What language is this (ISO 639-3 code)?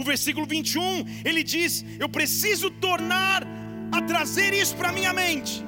por